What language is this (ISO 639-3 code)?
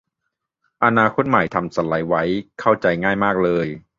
tha